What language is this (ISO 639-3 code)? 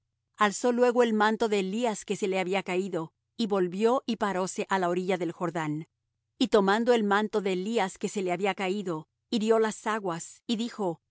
spa